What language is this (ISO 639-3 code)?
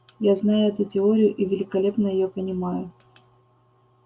rus